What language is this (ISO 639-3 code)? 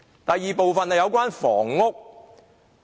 yue